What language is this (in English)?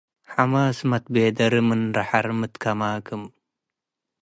Tigre